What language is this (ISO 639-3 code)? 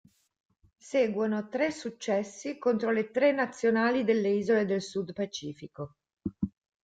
ita